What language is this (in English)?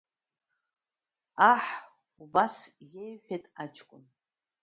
Abkhazian